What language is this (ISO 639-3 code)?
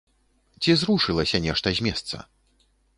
bel